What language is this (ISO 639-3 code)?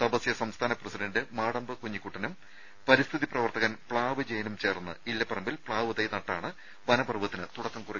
mal